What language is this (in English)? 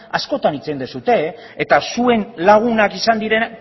Basque